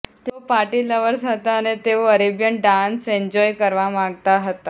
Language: Gujarati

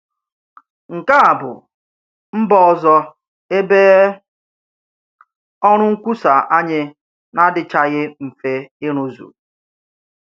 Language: Igbo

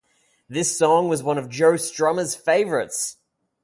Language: English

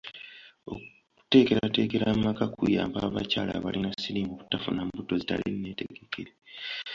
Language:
Ganda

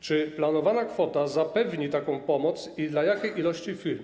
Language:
Polish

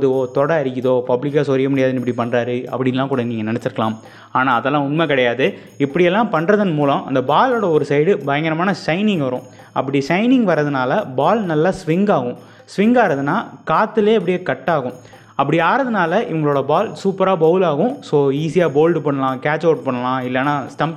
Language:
Tamil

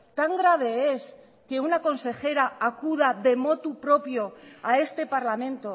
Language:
Spanish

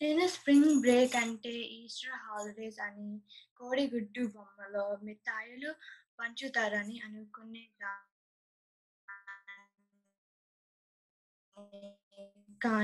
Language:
Telugu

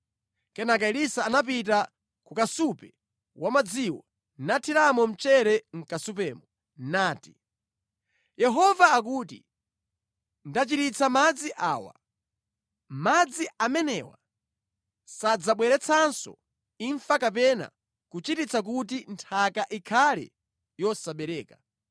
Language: Nyanja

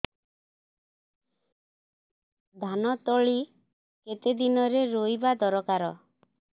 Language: Odia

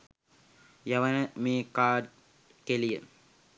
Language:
Sinhala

